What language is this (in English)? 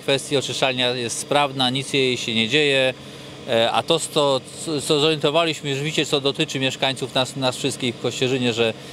Polish